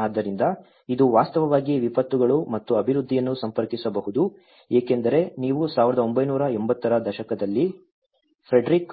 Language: Kannada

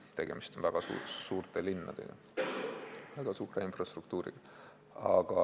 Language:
Estonian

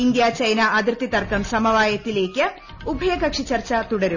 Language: Malayalam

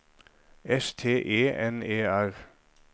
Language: Norwegian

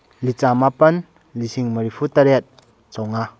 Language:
Manipuri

